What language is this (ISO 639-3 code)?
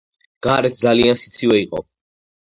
kat